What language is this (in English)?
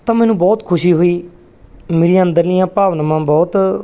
Punjabi